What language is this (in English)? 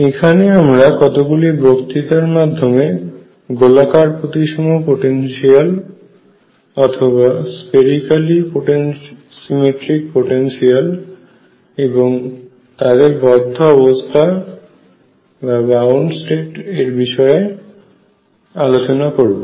Bangla